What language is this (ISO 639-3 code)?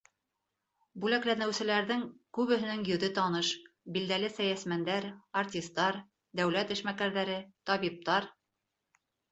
bak